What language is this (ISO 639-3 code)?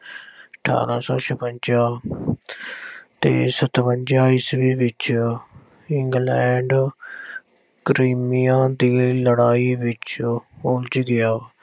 pan